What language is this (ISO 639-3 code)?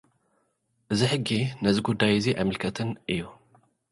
tir